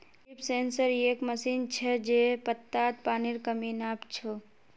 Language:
Magahi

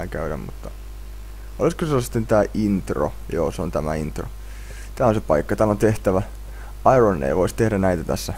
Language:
Finnish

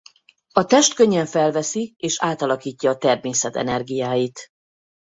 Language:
Hungarian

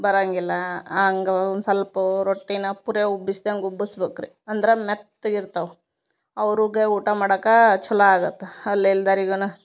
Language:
Kannada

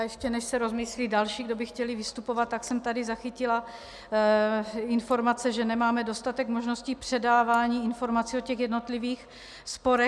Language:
Czech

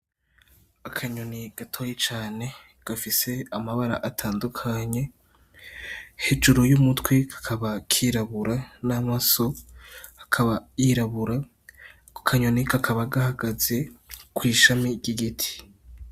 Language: Rundi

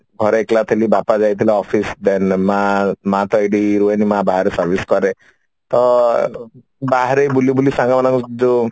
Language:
Odia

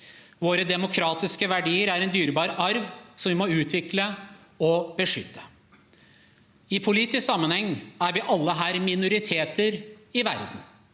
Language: Norwegian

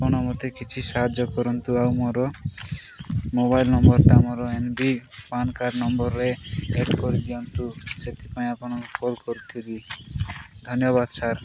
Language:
Odia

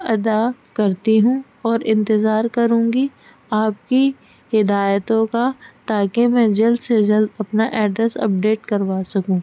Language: Urdu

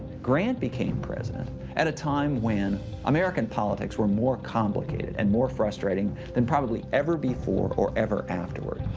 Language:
English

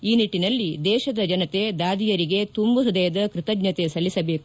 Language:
Kannada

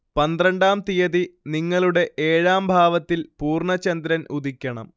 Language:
Malayalam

